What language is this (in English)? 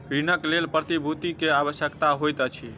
Maithili